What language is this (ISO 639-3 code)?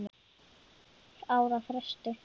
isl